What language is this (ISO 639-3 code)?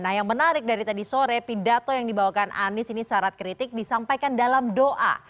ind